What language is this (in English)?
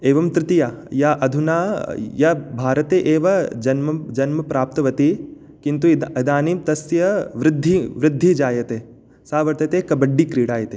Sanskrit